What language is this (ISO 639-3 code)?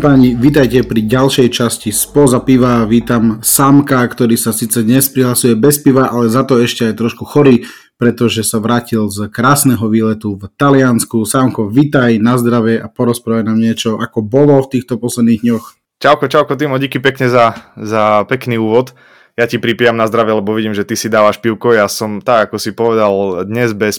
slk